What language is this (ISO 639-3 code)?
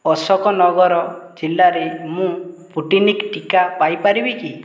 ori